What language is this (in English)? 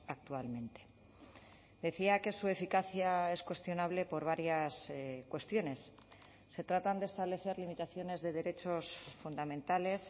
Spanish